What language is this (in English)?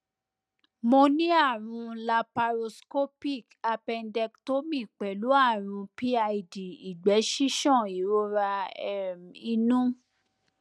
Yoruba